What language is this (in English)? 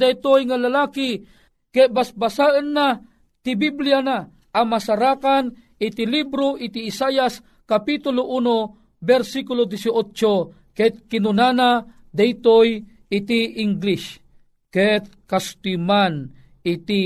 Filipino